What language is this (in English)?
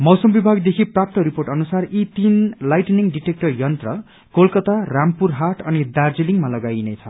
Nepali